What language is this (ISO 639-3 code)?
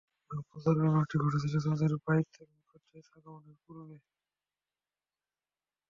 ben